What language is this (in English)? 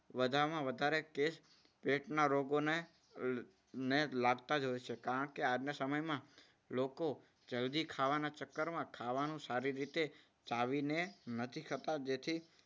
Gujarati